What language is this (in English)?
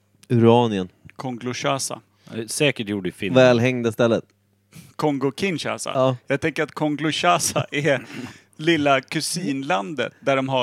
Swedish